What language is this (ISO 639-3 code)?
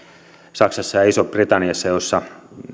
fin